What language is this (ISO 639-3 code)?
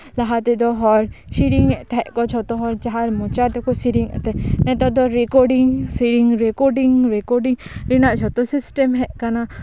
sat